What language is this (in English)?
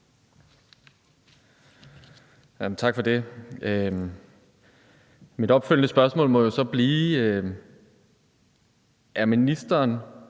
Danish